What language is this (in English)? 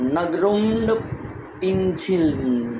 Marathi